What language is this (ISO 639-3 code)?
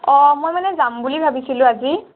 asm